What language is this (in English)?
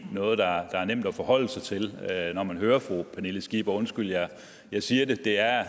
Danish